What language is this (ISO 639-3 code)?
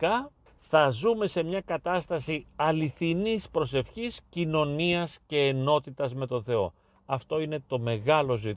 ell